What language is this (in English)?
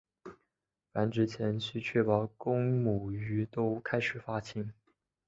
Chinese